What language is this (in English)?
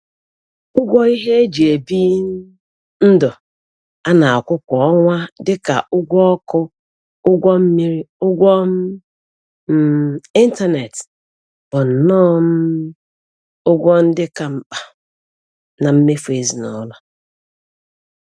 Igbo